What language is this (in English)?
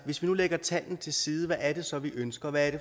Danish